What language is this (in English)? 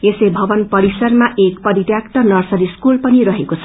Nepali